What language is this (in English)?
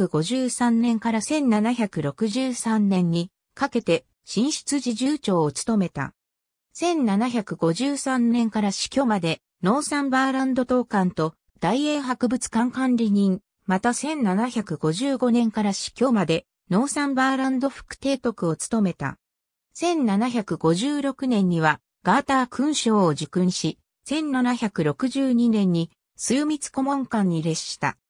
Japanese